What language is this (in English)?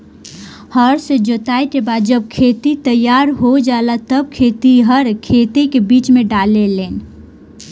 Bhojpuri